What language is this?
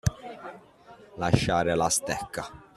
Italian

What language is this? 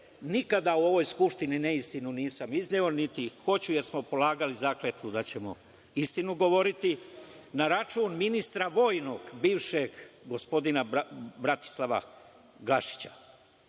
Serbian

